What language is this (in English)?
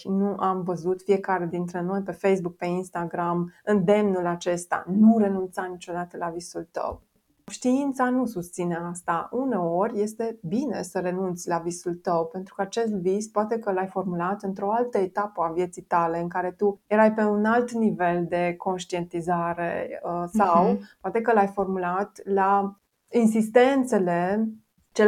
Romanian